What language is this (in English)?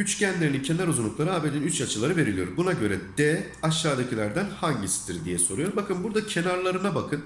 Turkish